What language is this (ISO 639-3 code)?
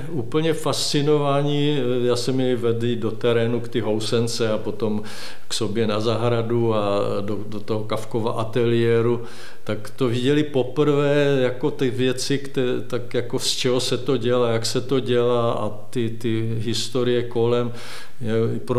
ces